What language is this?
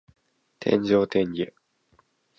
Japanese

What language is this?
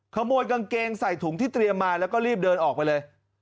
Thai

